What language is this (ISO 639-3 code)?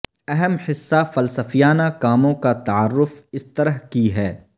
urd